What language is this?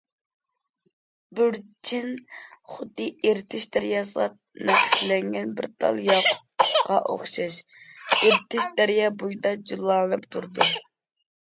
Uyghur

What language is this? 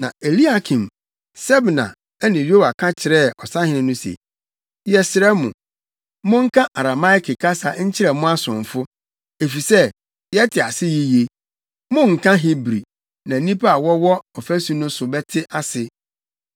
Akan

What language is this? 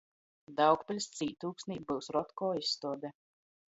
Latgalian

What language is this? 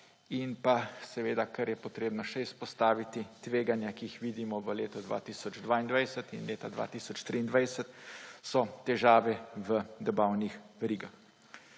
Slovenian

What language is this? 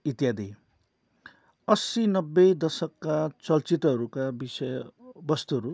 Nepali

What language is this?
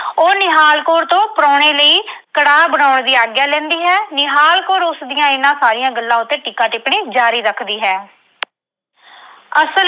Punjabi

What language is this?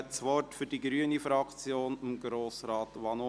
Swiss German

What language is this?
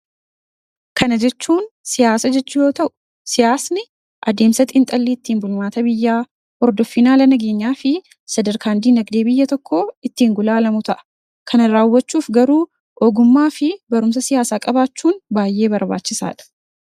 Oromo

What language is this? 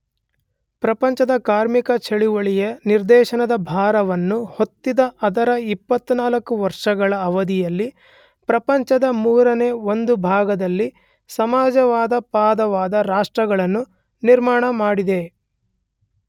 Kannada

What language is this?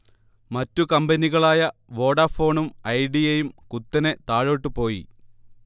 Malayalam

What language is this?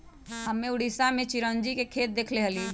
Magahi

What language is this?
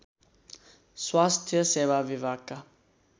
Nepali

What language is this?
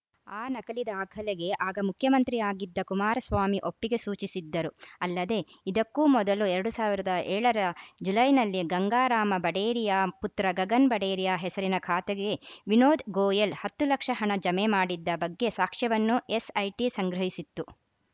Kannada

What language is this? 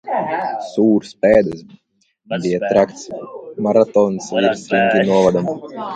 Latvian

